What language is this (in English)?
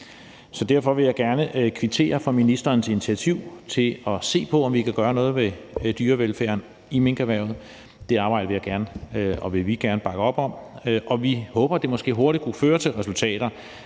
Danish